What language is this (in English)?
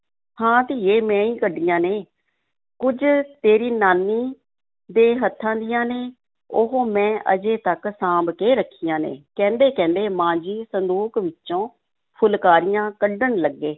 Punjabi